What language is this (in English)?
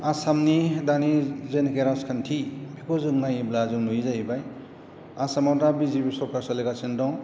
Bodo